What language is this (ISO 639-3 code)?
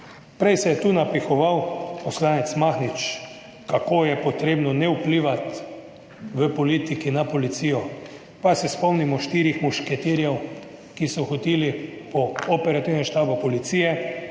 slv